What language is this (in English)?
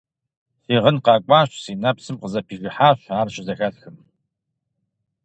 Kabardian